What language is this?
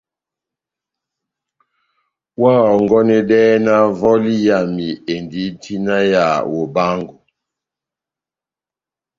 Batanga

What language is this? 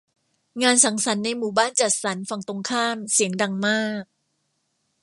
Thai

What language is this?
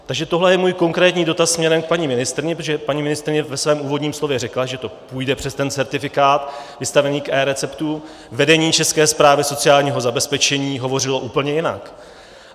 Czech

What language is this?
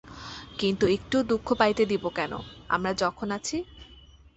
Bangla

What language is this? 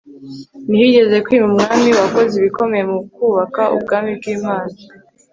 Kinyarwanda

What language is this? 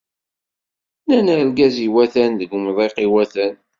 Kabyle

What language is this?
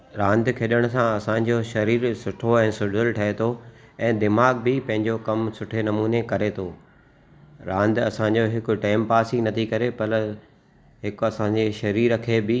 Sindhi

